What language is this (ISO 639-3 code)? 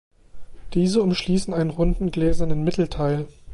deu